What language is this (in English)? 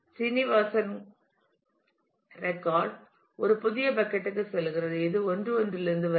Tamil